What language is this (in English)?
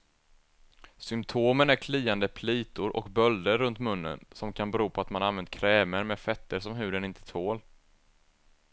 Swedish